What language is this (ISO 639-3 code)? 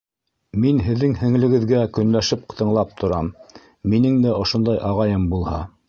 bak